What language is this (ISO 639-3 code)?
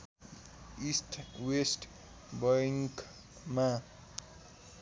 nep